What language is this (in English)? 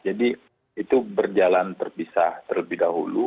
Indonesian